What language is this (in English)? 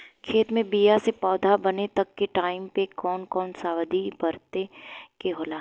Bhojpuri